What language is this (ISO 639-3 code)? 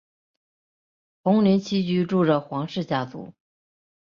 zho